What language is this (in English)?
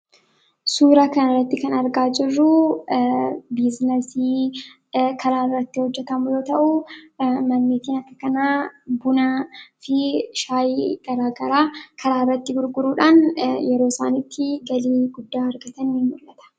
Oromo